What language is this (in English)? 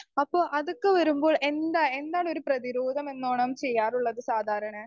Malayalam